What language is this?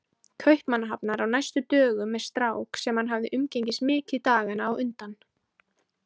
Icelandic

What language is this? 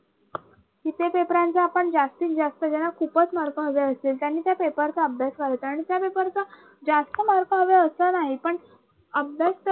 Marathi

